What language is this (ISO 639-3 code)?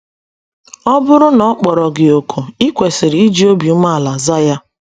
ibo